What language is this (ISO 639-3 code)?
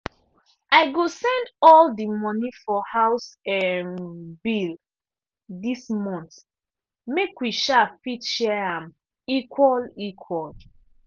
pcm